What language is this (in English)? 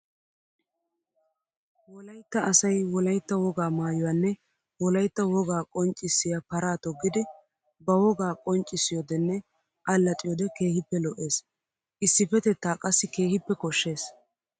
Wolaytta